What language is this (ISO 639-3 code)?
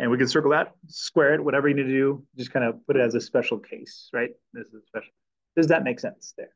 eng